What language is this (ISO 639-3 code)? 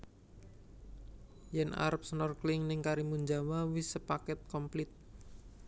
jav